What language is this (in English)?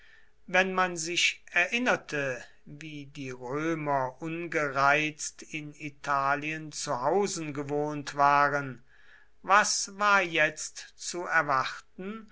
German